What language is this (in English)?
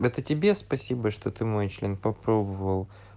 Russian